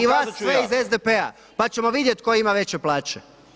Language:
Croatian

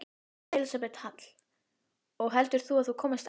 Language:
Icelandic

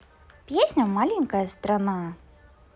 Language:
Russian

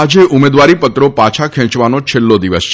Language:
Gujarati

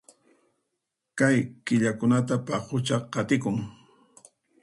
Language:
Puno Quechua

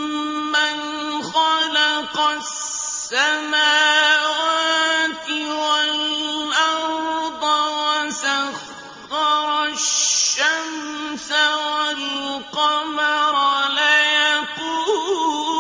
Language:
Arabic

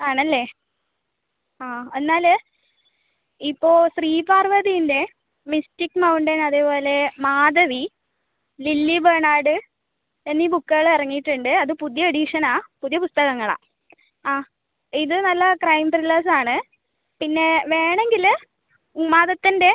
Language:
Malayalam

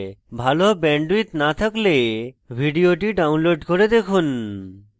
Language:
Bangla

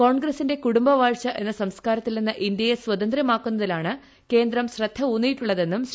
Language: Malayalam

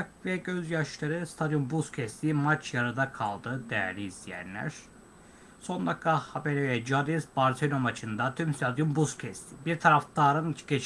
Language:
Turkish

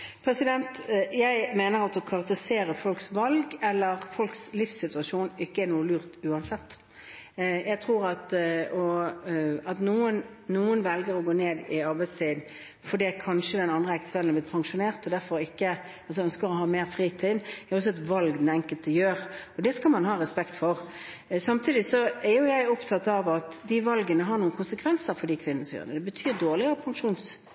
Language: Norwegian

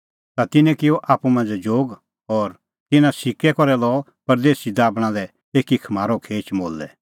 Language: Kullu Pahari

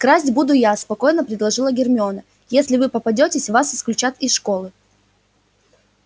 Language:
Russian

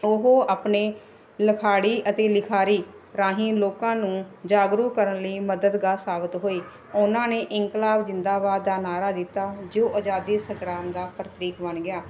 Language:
Punjabi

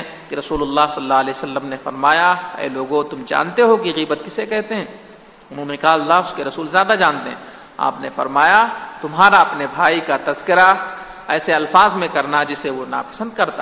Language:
Urdu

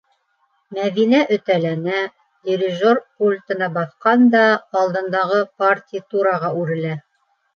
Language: Bashkir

